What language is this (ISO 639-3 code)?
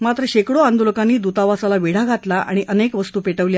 mar